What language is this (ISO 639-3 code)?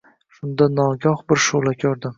uzb